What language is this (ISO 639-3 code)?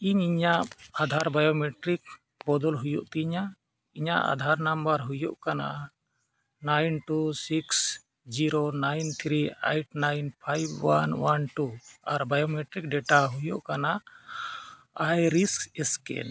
sat